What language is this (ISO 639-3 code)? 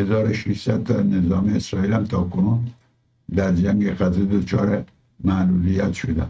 fas